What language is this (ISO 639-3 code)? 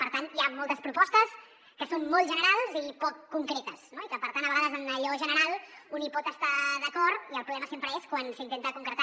cat